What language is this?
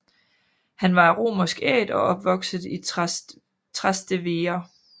Danish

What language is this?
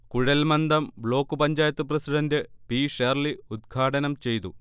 Malayalam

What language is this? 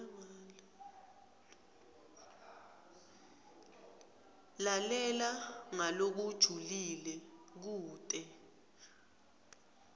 Swati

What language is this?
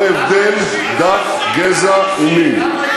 Hebrew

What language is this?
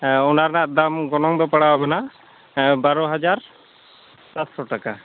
Santali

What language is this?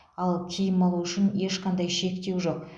Kazakh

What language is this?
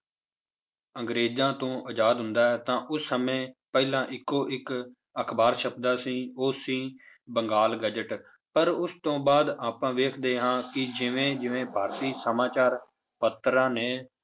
Punjabi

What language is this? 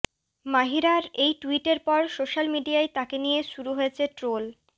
Bangla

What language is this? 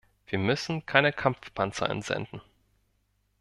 German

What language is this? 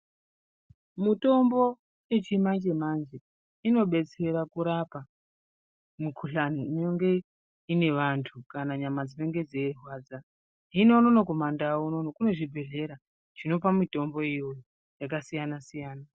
Ndau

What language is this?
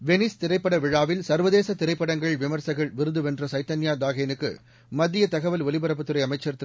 Tamil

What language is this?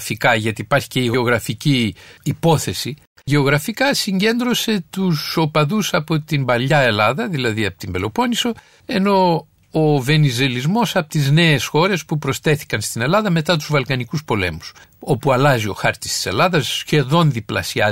Greek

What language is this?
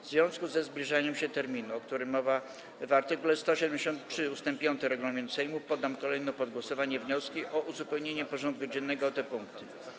Polish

